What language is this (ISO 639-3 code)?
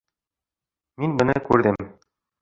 bak